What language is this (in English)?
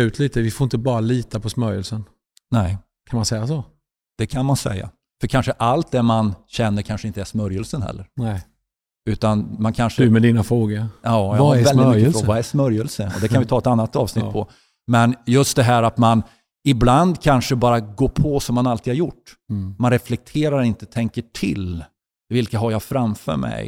Swedish